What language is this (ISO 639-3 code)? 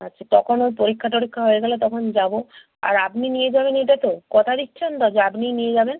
ben